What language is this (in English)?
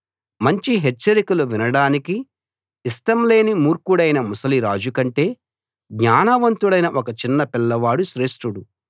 Telugu